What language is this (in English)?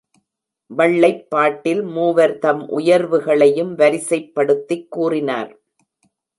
Tamil